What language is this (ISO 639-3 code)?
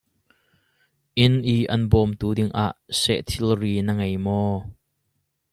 cnh